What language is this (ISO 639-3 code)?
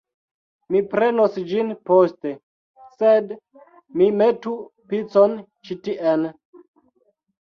epo